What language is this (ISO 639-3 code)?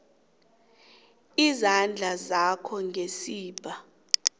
nbl